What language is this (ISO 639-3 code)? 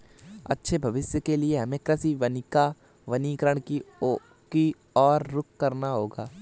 hin